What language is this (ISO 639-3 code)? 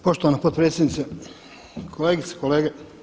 hrv